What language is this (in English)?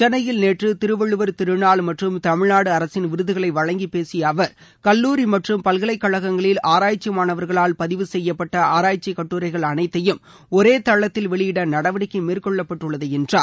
Tamil